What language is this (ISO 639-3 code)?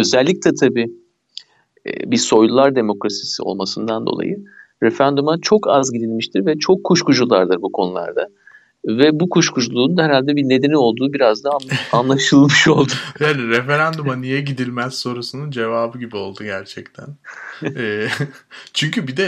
tur